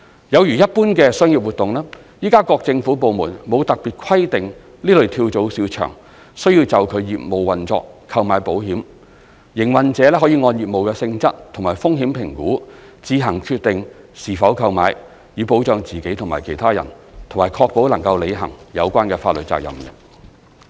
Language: Cantonese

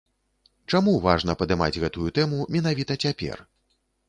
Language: Belarusian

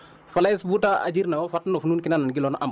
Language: Wolof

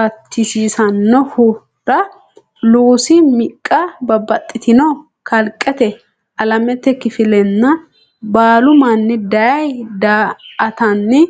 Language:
Sidamo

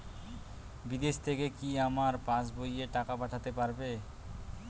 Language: Bangla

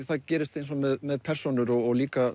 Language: Icelandic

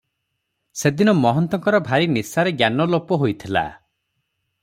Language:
Odia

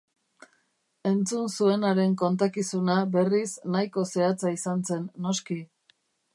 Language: Basque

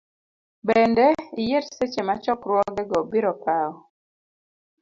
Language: Luo (Kenya and Tanzania)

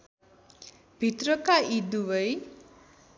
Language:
Nepali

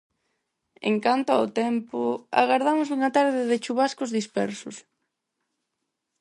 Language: Galician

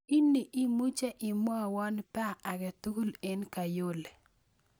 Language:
Kalenjin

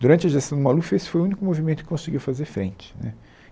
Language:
Portuguese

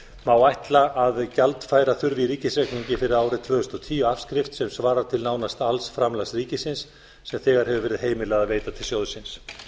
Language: Icelandic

